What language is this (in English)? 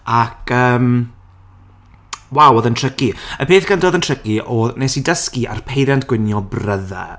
Welsh